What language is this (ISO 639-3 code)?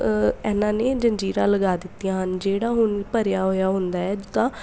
pan